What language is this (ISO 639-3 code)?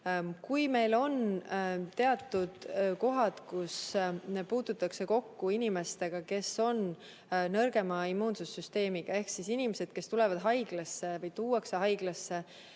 est